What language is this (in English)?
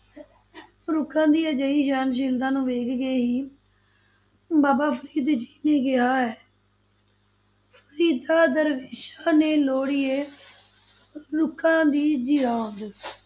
Punjabi